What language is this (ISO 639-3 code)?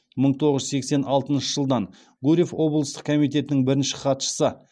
kaz